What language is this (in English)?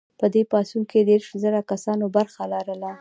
Pashto